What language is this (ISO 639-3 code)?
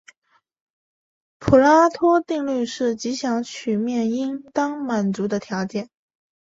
zho